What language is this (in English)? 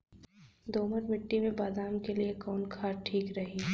Bhojpuri